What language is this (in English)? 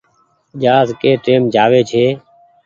Goaria